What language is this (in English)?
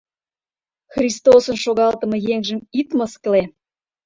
Mari